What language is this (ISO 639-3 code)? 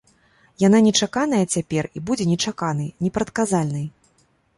bel